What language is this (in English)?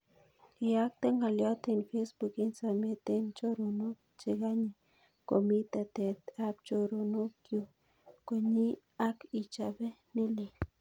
Kalenjin